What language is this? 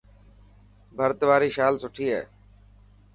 Dhatki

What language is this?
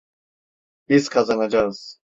Turkish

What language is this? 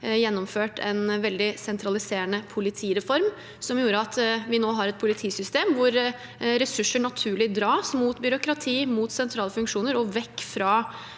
Norwegian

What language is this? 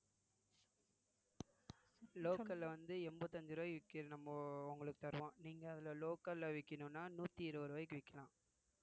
Tamil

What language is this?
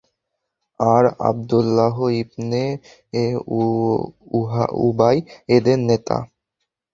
Bangla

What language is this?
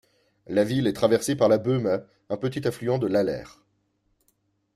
French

